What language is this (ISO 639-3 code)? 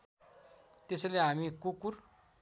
nep